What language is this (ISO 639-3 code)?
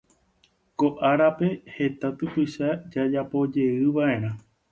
grn